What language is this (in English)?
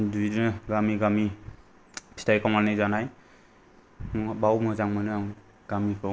Bodo